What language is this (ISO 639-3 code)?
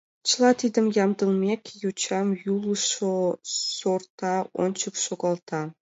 chm